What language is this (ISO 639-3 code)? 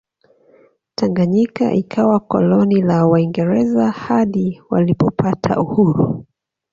swa